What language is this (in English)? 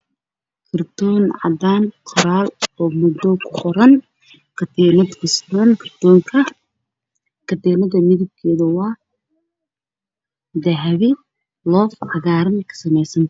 Somali